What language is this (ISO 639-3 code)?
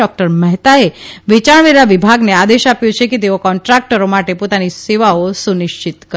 guj